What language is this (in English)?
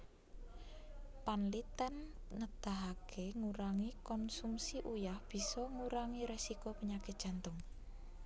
Javanese